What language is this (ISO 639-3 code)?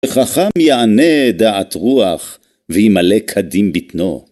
heb